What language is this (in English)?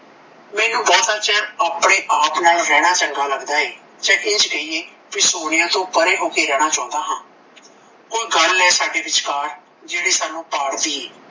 Punjabi